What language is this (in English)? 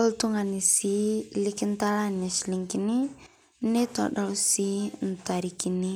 Masai